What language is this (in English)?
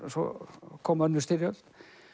Icelandic